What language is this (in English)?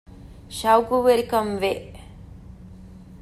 Divehi